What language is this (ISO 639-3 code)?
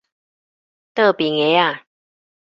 nan